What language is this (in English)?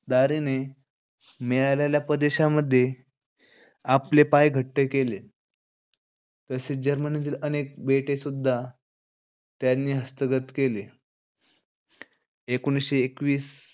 Marathi